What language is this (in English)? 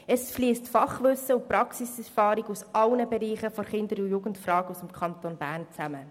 Swiss German